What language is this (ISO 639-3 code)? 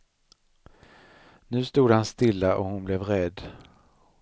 swe